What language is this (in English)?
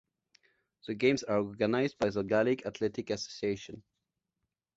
English